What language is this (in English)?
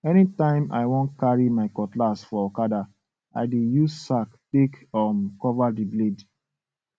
Nigerian Pidgin